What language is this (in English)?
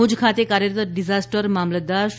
Gujarati